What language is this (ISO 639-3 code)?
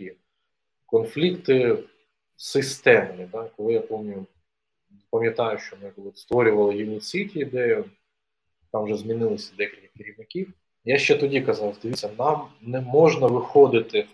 ukr